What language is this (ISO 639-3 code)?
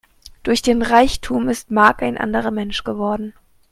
deu